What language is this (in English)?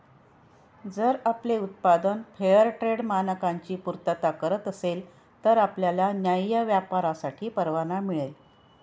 Marathi